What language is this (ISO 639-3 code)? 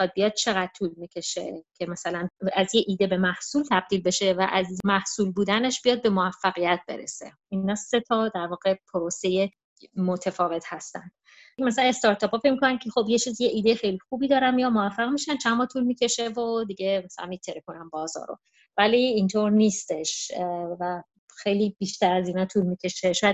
fas